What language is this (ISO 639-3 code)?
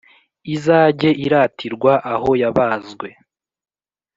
kin